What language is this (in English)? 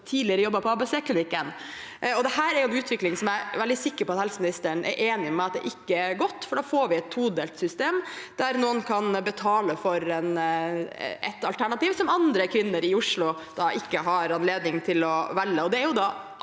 Norwegian